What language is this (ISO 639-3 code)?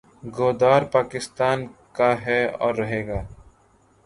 urd